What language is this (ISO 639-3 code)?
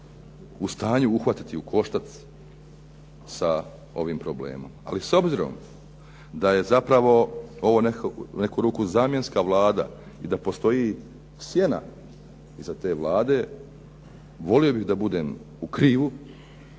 hrv